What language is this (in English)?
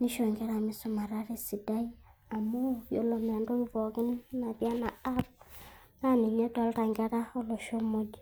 Masai